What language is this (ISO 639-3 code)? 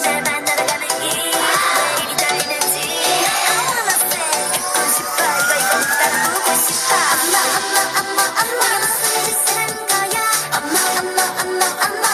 kor